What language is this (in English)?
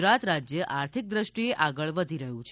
Gujarati